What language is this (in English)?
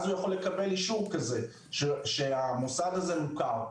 Hebrew